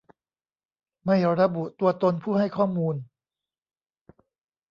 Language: Thai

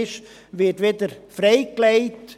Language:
Swiss German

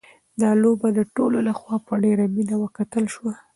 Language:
Pashto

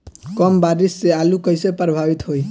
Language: Bhojpuri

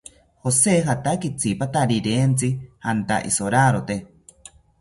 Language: South Ucayali Ashéninka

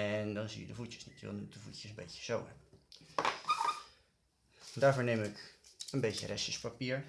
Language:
Dutch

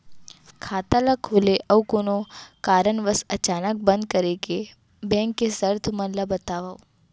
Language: Chhattisgarhi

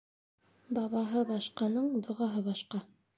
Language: Bashkir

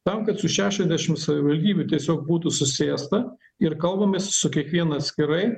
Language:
Lithuanian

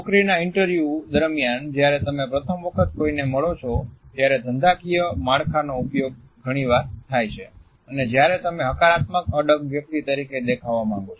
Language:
Gujarati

